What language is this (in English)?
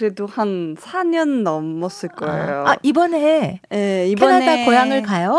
Korean